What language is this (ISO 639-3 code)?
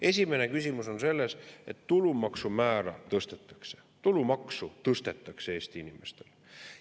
est